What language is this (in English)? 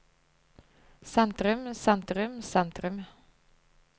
Norwegian